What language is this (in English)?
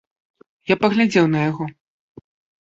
Belarusian